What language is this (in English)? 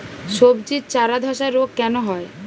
Bangla